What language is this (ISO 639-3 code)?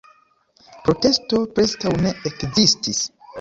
epo